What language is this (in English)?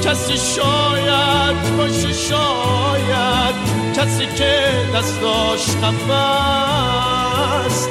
Persian